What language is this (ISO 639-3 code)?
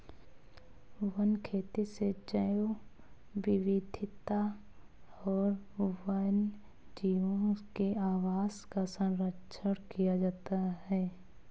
hin